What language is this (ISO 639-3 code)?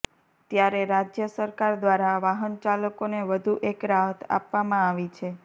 guj